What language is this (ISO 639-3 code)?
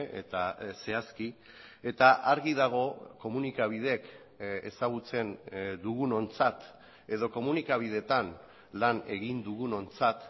eus